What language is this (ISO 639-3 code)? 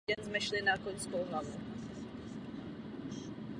ces